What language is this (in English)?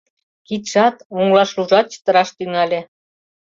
Mari